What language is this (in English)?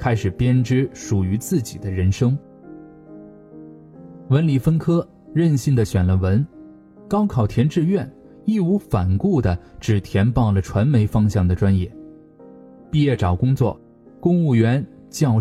Chinese